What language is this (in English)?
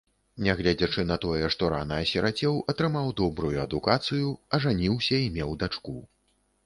Belarusian